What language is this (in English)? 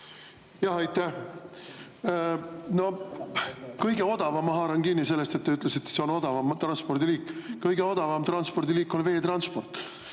Estonian